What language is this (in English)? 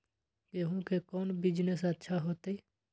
Magahi